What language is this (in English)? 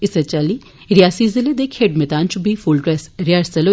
Dogri